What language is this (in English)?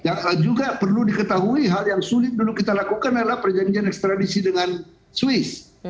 Indonesian